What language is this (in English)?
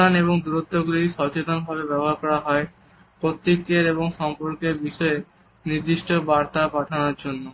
Bangla